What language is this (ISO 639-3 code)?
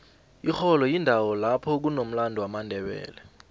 nbl